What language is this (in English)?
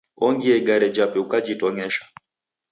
Taita